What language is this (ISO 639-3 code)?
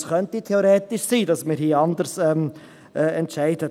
gsw